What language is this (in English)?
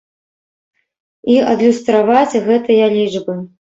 Belarusian